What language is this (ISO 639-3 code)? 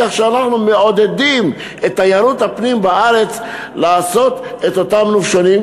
heb